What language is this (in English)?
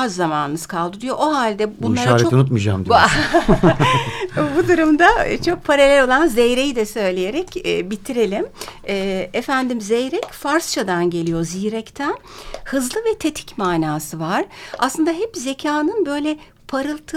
Turkish